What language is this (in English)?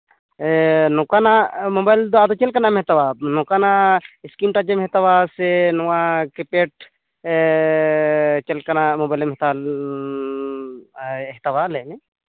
Santali